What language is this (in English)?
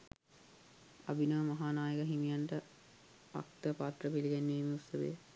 Sinhala